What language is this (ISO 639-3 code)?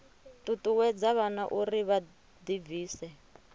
ven